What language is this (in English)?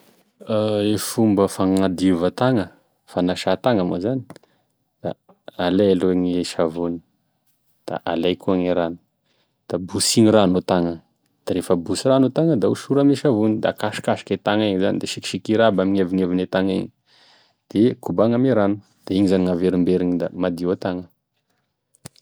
Tesaka Malagasy